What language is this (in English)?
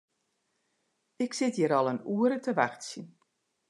Western Frisian